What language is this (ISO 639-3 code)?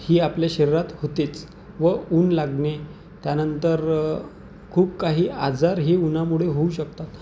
mar